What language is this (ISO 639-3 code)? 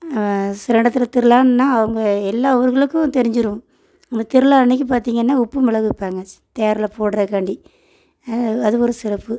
tam